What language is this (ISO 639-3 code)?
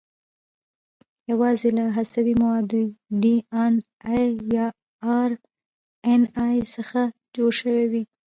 pus